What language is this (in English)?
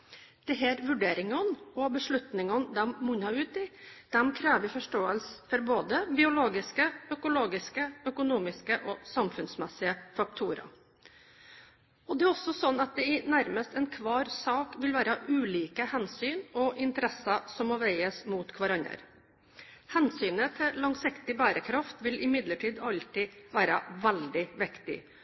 Norwegian Bokmål